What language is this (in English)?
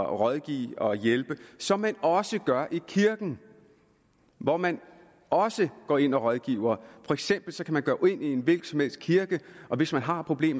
Danish